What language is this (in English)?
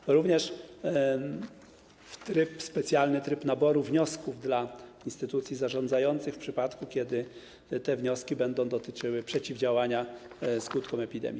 Polish